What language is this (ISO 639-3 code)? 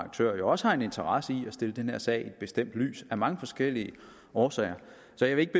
dan